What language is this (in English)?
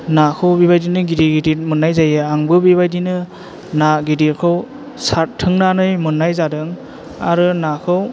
Bodo